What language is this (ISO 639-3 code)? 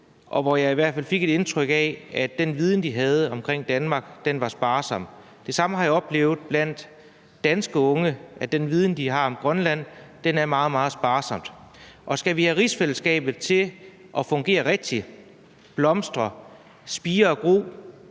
dan